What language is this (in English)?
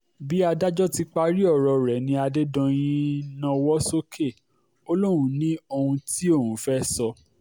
Yoruba